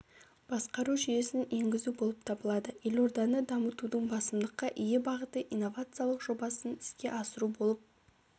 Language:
Kazakh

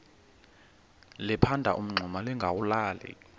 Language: Xhosa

